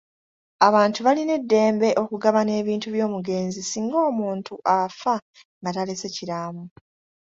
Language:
Ganda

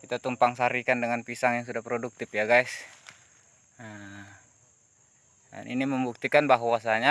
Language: Indonesian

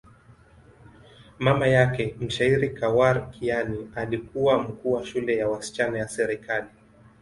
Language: Swahili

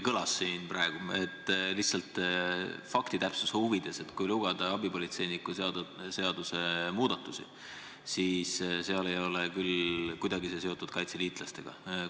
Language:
Estonian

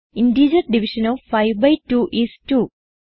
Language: Malayalam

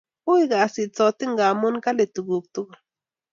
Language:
Kalenjin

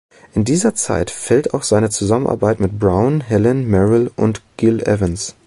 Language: German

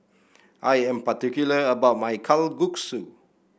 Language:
English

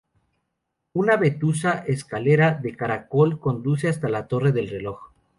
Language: Spanish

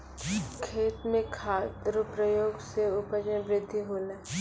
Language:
Maithili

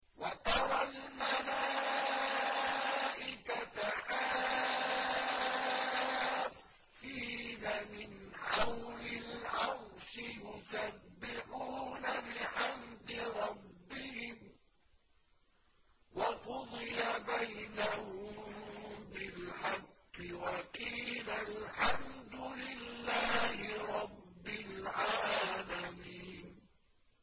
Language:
Arabic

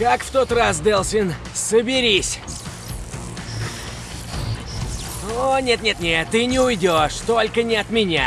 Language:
Russian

